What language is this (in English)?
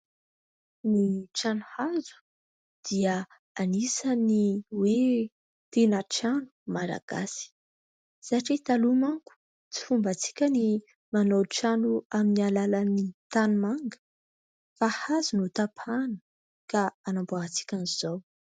Malagasy